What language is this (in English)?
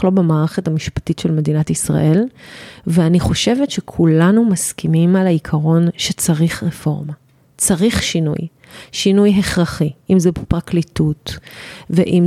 Hebrew